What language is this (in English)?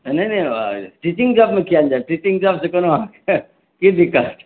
Maithili